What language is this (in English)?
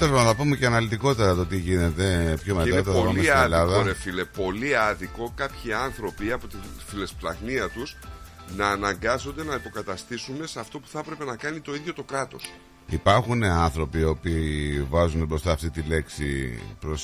Greek